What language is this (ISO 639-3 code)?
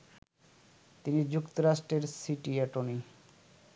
ben